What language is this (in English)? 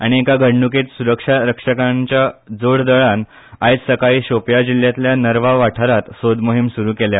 Konkani